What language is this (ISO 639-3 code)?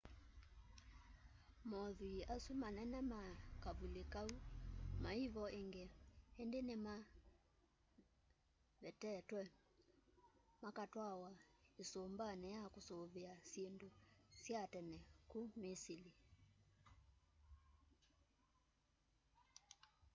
kam